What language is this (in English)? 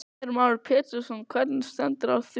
Icelandic